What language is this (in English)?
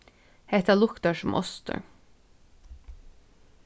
Faroese